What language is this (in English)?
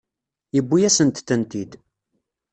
Kabyle